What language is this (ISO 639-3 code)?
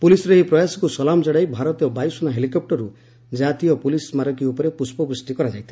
ori